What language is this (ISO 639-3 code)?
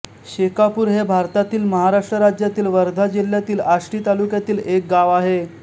mar